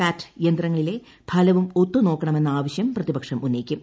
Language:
Malayalam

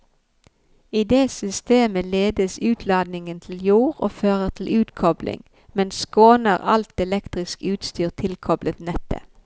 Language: Norwegian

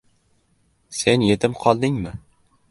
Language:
Uzbek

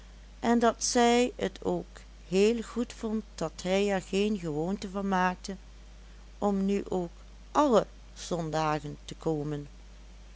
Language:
Dutch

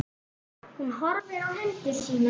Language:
Icelandic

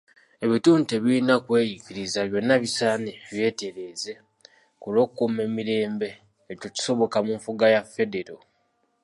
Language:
Ganda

